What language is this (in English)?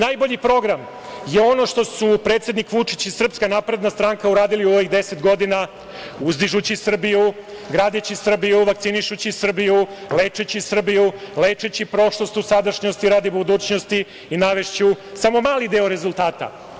Serbian